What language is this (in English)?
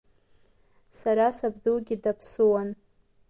Abkhazian